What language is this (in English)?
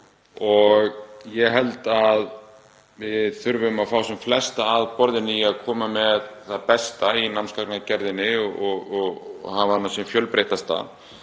Icelandic